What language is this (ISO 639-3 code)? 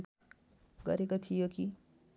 nep